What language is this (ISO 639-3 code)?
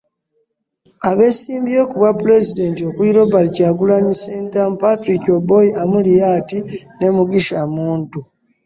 lug